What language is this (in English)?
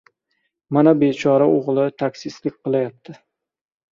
Uzbek